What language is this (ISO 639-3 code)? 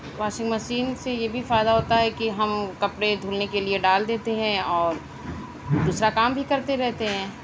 urd